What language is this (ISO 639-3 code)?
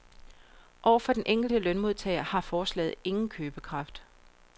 dan